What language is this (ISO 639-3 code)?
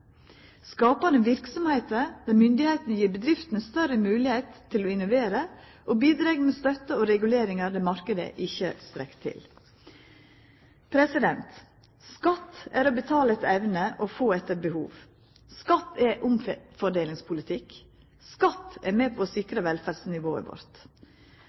nno